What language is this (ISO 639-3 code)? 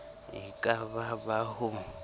sot